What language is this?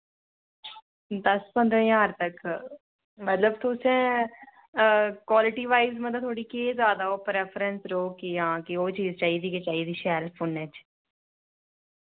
Dogri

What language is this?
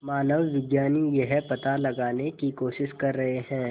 Hindi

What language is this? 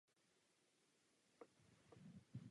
Czech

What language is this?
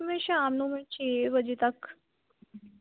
Punjabi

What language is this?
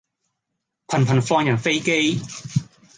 Cantonese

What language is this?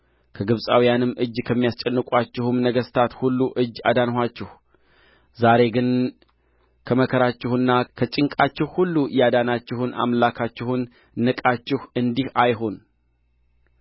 Amharic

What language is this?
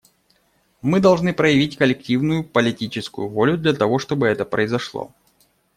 Russian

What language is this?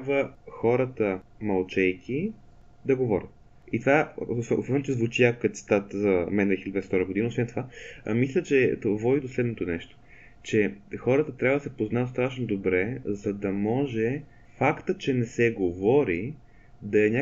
Bulgarian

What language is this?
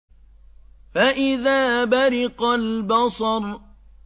Arabic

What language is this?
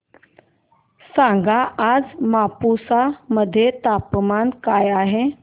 Marathi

